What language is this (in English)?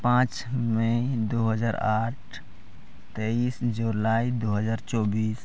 Santali